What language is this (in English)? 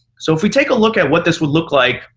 English